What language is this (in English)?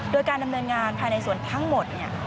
Thai